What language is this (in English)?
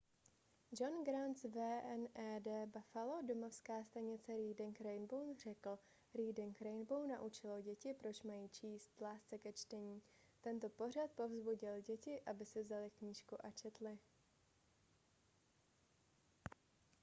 Czech